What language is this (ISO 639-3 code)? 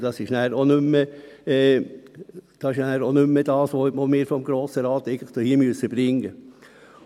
gsw